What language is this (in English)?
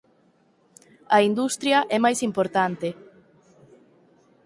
Galician